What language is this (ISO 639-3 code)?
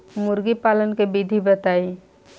bho